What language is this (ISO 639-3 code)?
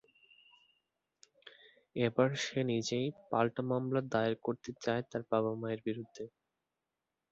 ben